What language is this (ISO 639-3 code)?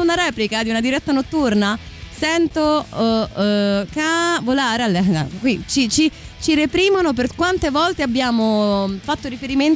ita